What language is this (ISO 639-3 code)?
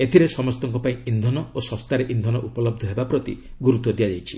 ori